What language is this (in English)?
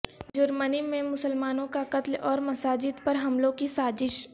Urdu